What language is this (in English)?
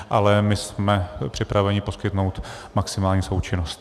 Czech